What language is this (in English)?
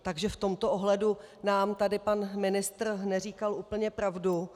Czech